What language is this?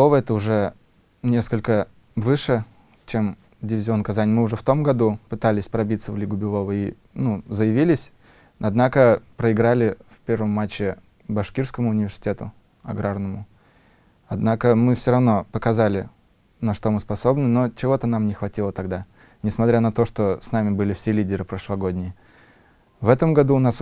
Russian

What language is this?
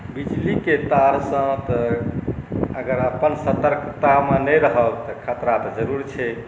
Maithili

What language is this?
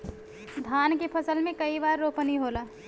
Bhojpuri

